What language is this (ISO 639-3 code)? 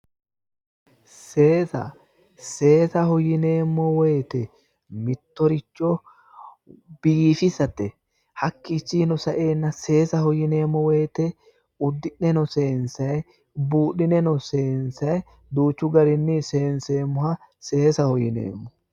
sid